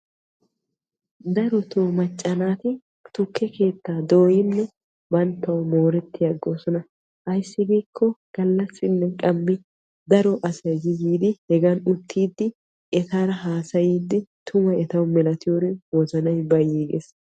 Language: Wolaytta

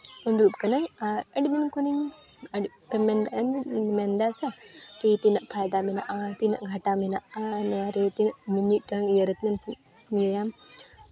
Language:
Santali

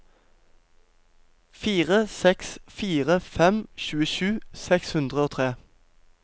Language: Norwegian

